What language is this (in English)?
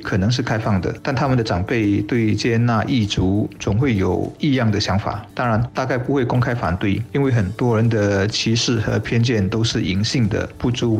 Chinese